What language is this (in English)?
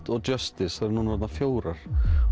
Icelandic